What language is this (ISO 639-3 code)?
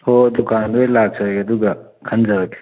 mni